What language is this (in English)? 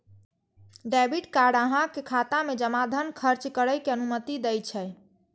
Maithili